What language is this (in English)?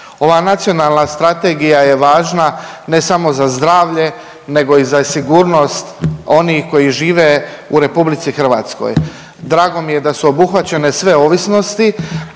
Croatian